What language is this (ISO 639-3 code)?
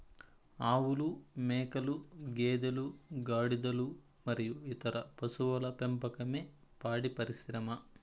tel